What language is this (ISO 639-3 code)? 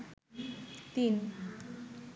ben